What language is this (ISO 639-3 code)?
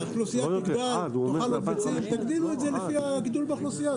heb